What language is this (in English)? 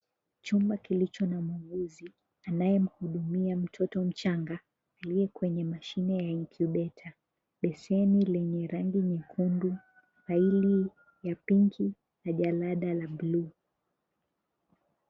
Swahili